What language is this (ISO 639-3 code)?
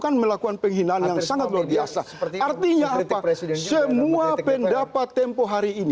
ind